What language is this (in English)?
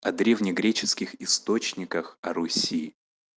Russian